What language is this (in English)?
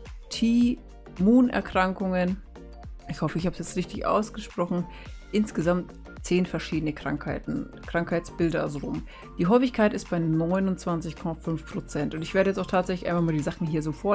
German